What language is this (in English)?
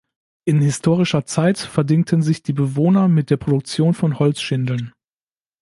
German